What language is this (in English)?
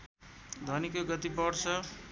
Nepali